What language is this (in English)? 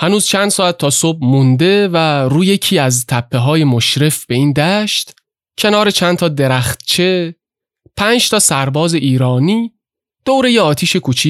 Persian